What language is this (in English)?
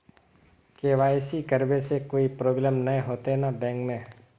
Magahi